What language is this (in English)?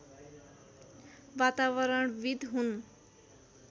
Nepali